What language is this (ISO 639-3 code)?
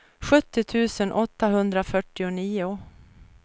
swe